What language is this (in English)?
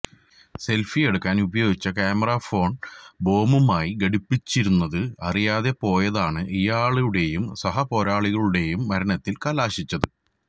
Malayalam